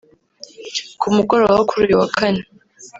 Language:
Kinyarwanda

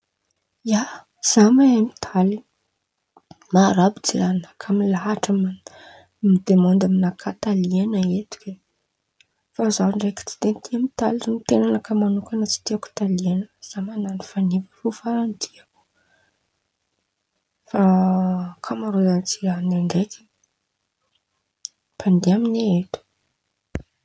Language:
Antankarana Malagasy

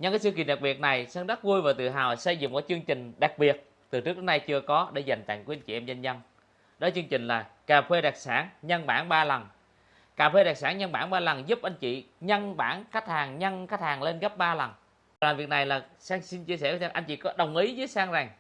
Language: Vietnamese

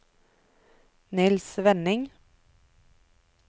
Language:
Norwegian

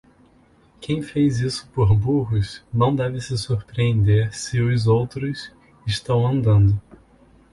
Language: Portuguese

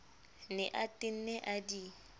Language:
Southern Sotho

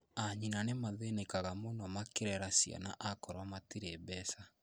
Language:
Kikuyu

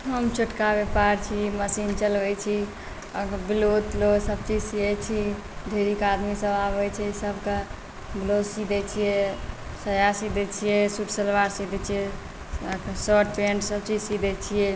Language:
Maithili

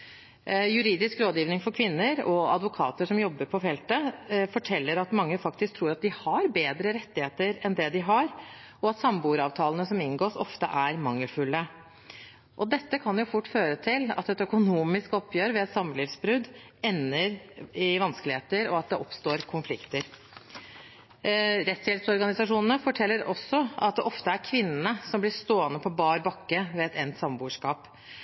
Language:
Norwegian Bokmål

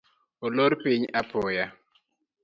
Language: Luo (Kenya and Tanzania)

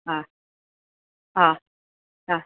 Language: Sanskrit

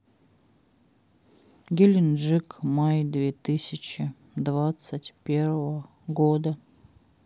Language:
Russian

